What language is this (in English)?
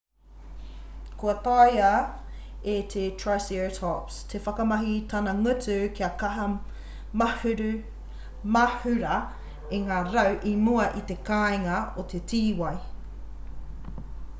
Māori